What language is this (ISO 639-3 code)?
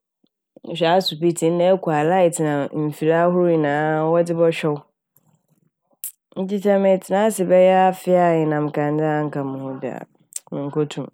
aka